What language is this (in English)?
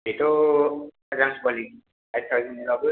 Bodo